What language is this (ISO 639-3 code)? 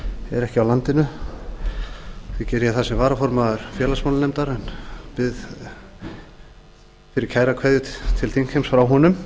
isl